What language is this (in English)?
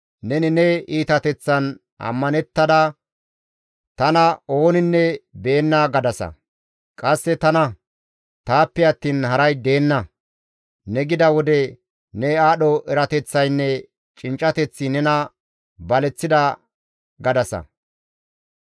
Gamo